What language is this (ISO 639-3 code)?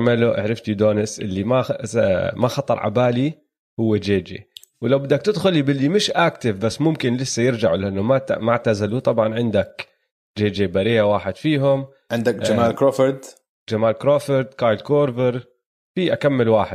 ara